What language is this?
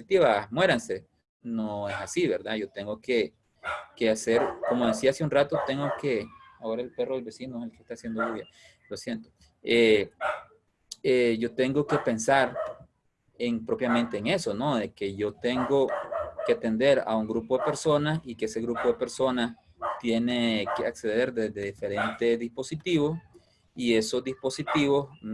Spanish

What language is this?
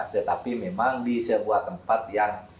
Indonesian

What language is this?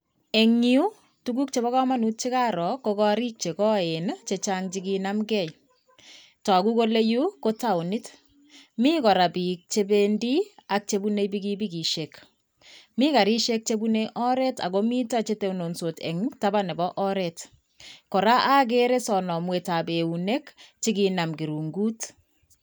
Kalenjin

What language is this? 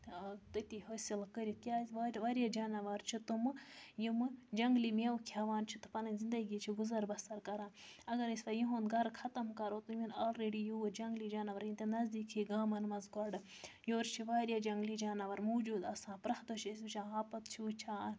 Kashmiri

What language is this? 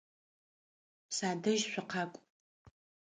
Adyghe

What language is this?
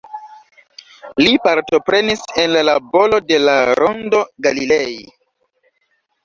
Esperanto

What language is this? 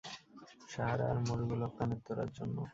Bangla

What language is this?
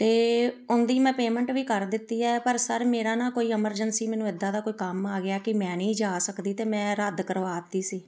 Punjabi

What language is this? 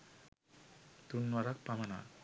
Sinhala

